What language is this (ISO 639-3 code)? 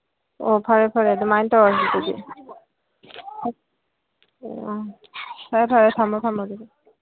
mni